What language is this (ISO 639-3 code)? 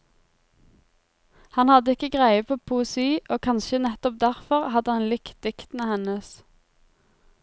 nor